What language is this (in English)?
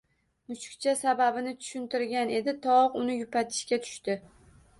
Uzbek